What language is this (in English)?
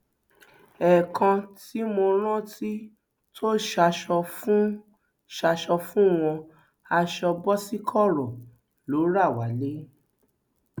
Yoruba